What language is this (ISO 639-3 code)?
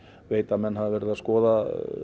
isl